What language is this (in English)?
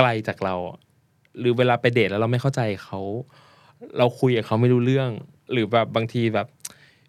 Thai